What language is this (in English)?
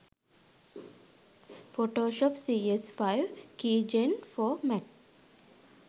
Sinhala